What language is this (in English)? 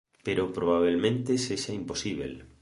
Galician